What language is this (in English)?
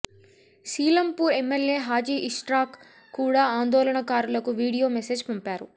Telugu